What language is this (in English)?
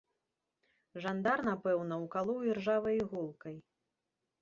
Belarusian